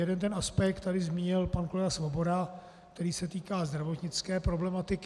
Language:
Czech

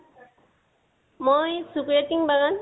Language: Assamese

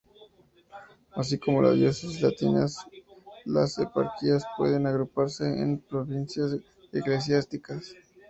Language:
Spanish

